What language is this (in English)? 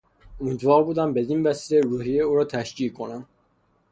Persian